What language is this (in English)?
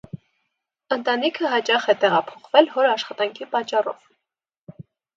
Armenian